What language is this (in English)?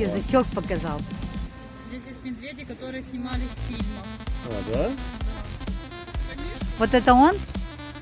Russian